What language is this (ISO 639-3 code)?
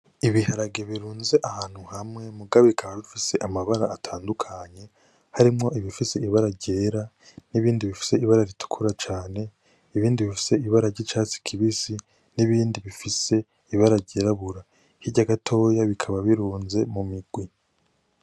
run